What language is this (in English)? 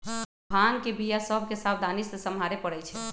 Magahi